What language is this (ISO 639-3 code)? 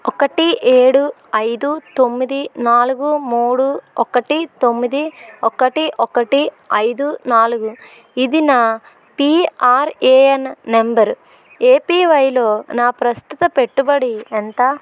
tel